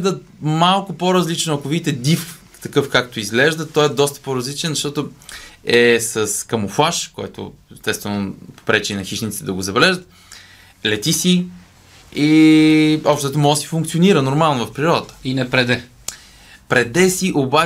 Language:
Bulgarian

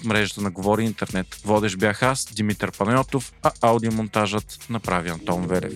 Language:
Bulgarian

